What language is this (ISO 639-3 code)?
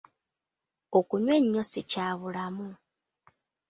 lug